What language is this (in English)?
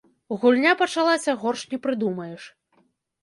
Belarusian